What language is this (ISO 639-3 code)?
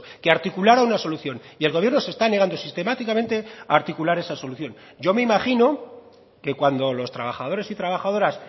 spa